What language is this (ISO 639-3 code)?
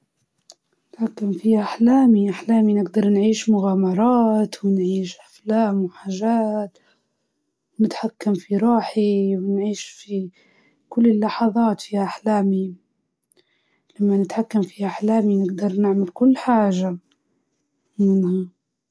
ayl